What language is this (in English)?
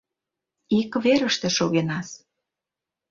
Mari